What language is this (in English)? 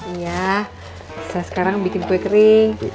Indonesian